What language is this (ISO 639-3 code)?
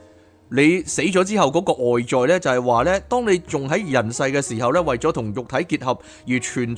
zho